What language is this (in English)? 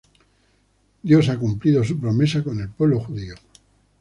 Spanish